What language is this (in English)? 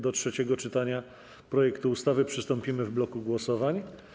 Polish